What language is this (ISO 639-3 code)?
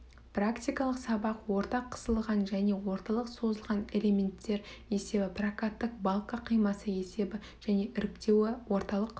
kaz